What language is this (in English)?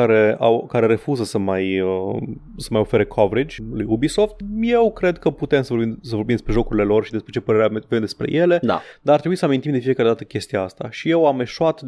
Romanian